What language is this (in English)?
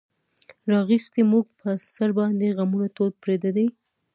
Pashto